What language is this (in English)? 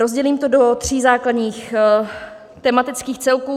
Czech